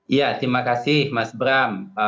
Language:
Indonesian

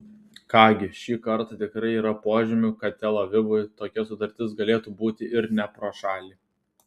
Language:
Lithuanian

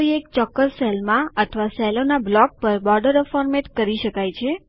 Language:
Gujarati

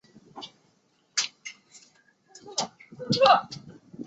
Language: Chinese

